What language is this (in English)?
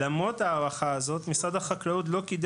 Hebrew